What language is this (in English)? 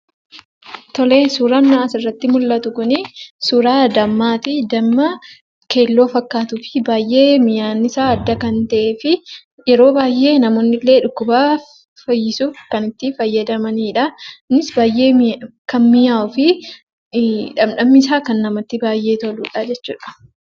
Oromo